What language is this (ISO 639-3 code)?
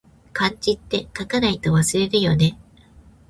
jpn